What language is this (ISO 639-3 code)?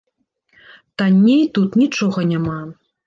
bel